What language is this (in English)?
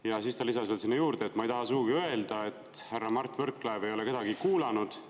Estonian